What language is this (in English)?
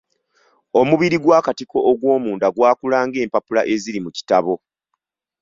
Ganda